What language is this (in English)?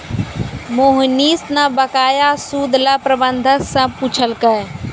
Maithili